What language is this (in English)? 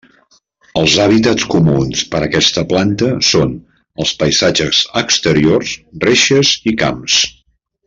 Catalan